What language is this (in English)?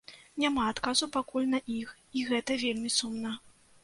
Belarusian